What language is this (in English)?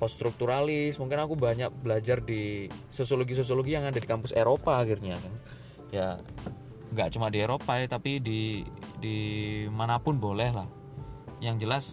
Indonesian